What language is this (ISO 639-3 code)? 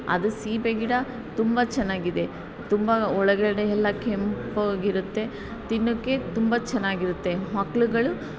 kan